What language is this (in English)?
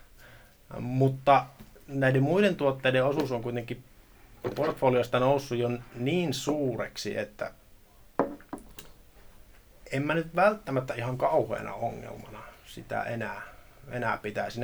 Finnish